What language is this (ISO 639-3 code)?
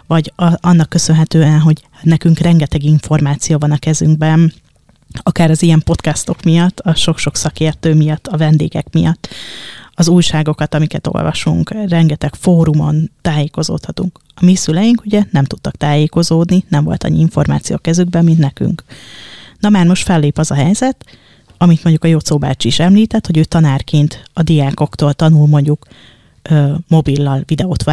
hun